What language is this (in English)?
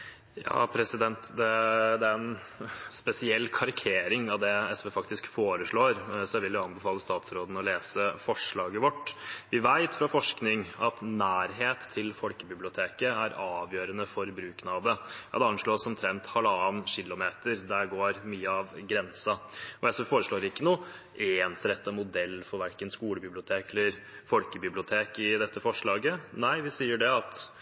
Norwegian Bokmål